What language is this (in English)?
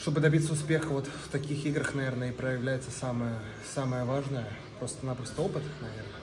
Russian